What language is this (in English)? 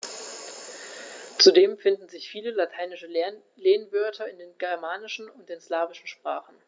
German